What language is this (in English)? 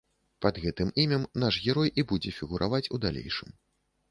Belarusian